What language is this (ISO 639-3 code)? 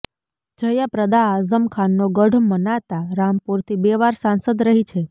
guj